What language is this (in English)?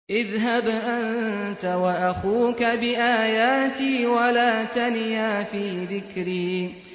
Arabic